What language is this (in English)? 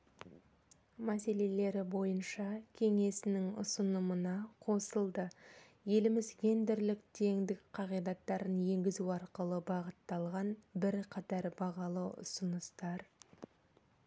Kazakh